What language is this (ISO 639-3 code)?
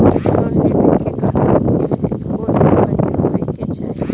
bho